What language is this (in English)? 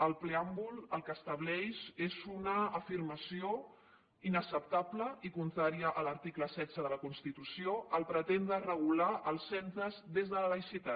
Catalan